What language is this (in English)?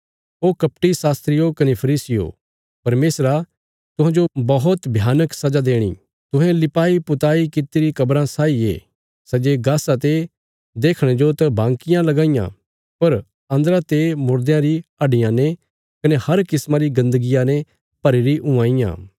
Bilaspuri